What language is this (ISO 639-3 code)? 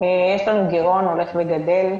heb